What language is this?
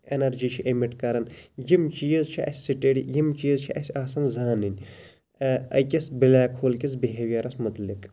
Kashmiri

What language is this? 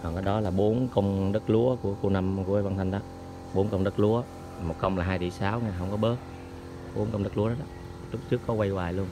Vietnamese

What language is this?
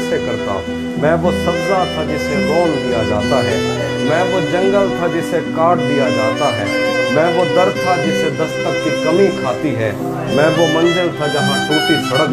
Urdu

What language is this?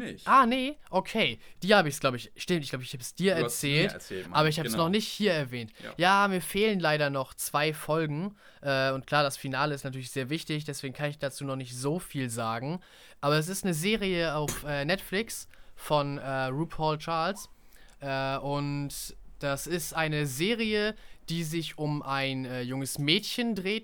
German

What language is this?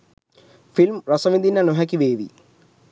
Sinhala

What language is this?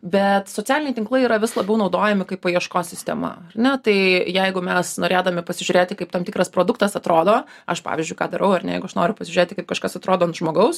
Lithuanian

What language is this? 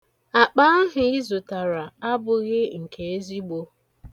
Igbo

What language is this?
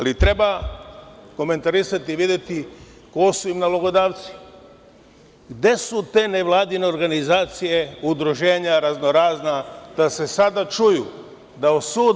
Serbian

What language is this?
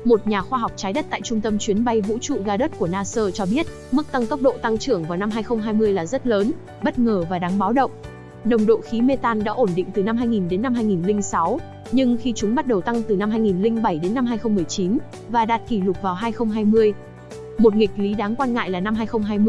Vietnamese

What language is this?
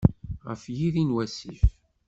Kabyle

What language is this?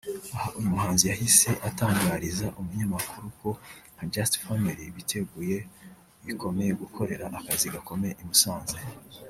Kinyarwanda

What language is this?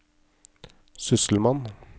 Norwegian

